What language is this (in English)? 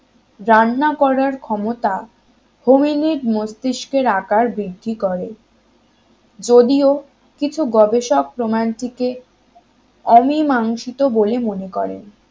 Bangla